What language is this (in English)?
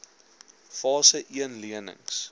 Afrikaans